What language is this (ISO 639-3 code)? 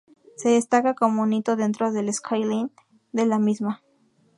spa